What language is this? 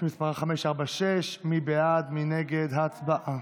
Hebrew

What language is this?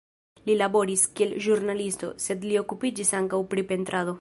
Esperanto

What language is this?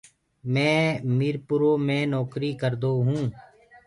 Gurgula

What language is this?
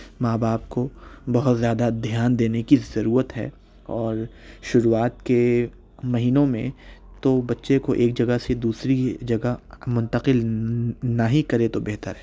Urdu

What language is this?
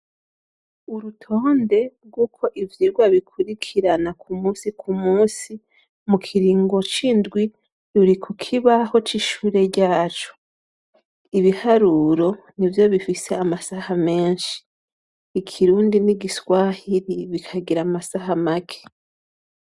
Rundi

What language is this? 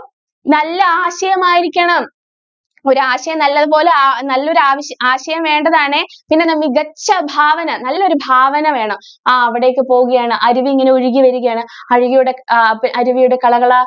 Malayalam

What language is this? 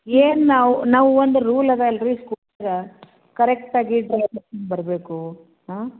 Kannada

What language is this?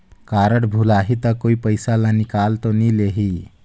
Chhattisgarhi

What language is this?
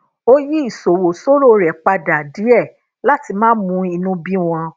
Yoruba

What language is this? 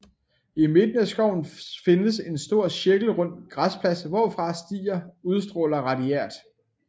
Danish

